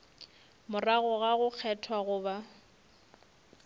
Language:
Northern Sotho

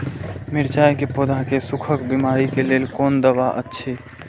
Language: Maithili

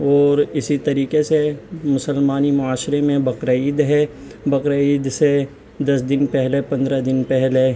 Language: Urdu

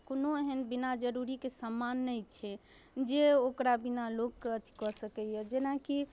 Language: Maithili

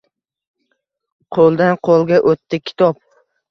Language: Uzbek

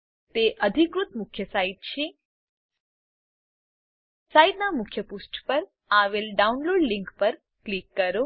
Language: Gujarati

